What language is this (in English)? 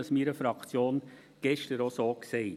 Swiss German